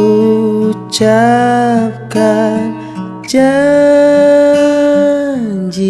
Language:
Indonesian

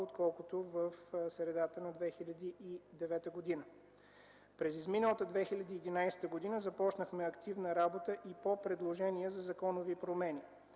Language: Bulgarian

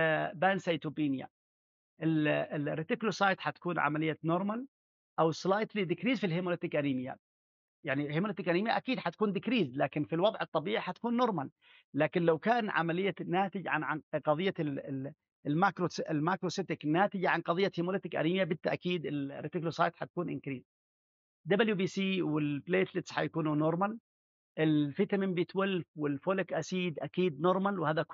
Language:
Arabic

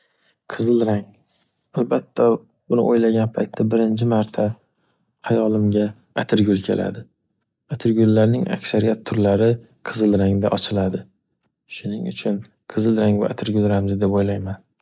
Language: Uzbek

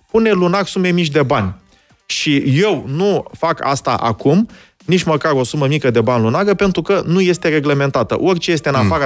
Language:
Romanian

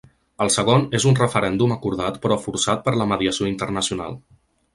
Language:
Catalan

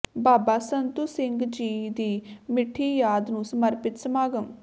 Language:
Punjabi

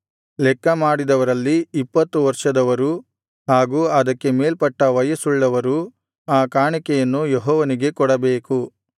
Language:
Kannada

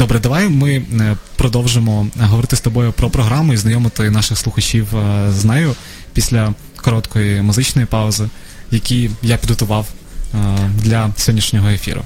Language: Ukrainian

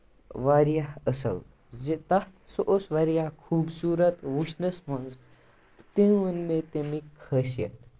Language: Kashmiri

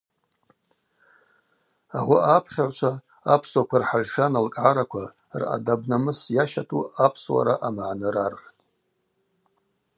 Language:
Abaza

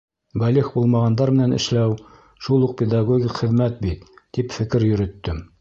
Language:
Bashkir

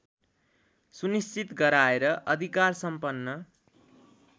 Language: Nepali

